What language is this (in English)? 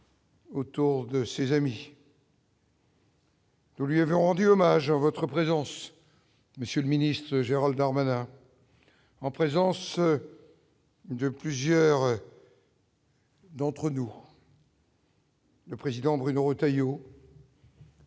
French